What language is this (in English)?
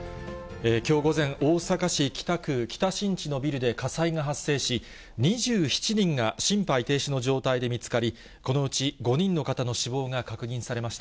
Japanese